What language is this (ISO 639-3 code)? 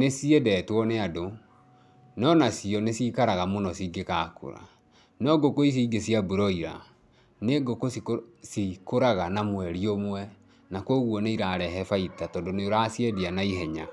kik